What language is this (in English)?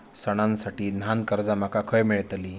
Marathi